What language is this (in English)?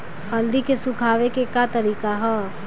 Bhojpuri